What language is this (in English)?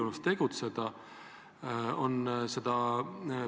Estonian